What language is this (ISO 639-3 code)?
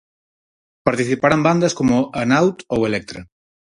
glg